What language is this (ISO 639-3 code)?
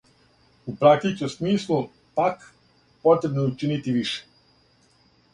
srp